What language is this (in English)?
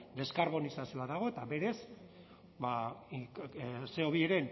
Basque